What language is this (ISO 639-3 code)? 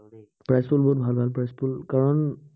asm